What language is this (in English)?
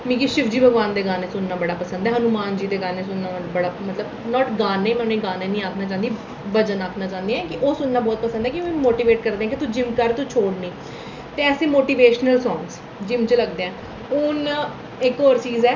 Dogri